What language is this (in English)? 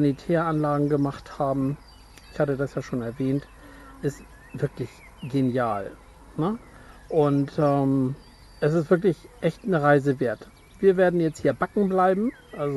German